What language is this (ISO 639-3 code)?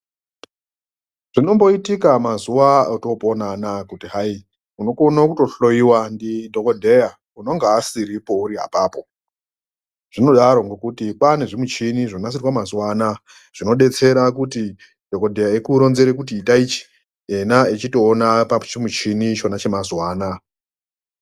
ndc